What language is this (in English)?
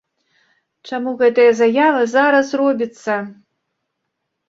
Belarusian